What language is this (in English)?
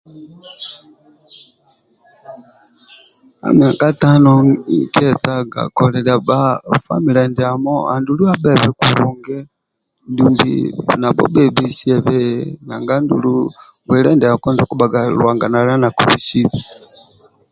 Amba (Uganda)